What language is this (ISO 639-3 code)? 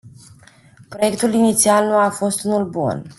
ron